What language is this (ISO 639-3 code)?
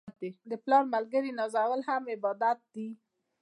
pus